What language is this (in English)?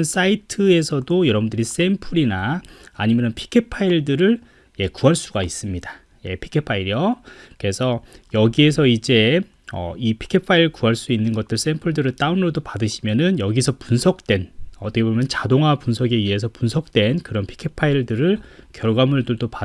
Korean